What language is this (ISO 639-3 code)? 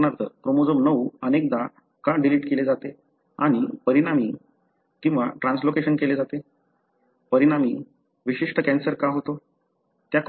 mar